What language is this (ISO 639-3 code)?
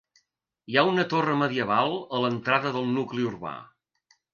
cat